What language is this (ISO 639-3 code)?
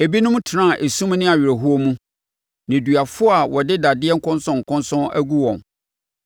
aka